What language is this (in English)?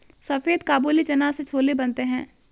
Hindi